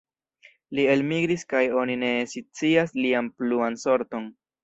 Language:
Esperanto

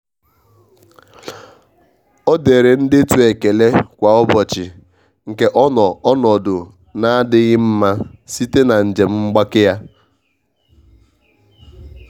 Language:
Igbo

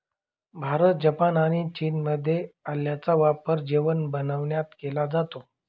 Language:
Marathi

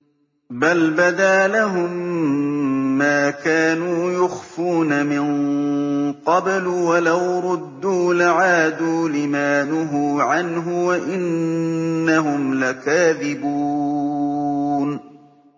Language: Arabic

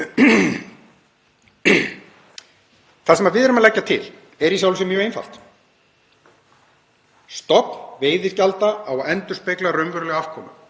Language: Icelandic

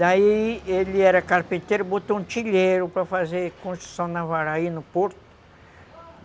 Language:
Portuguese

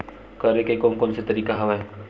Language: Chhattisgarhi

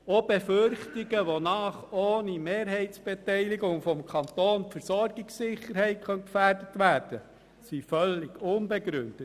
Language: Swiss German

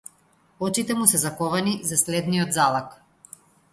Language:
Macedonian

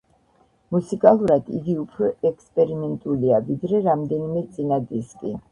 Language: Georgian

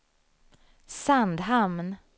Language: Swedish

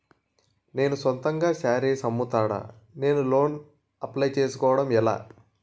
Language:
Telugu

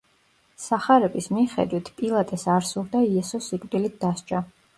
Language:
Georgian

